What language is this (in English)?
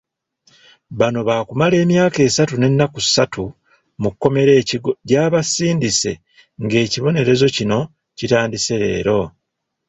Ganda